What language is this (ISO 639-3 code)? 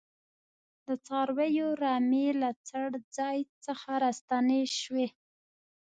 pus